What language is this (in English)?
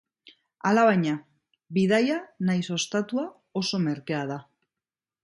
Basque